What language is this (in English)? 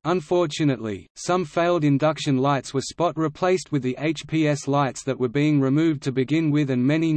English